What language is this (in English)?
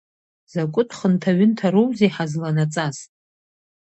Abkhazian